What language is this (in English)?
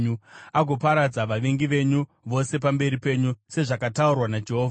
Shona